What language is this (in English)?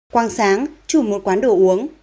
Vietnamese